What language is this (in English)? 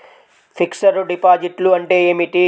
Telugu